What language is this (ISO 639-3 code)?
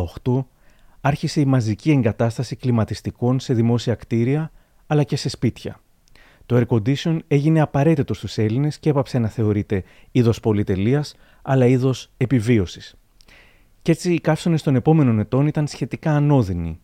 ell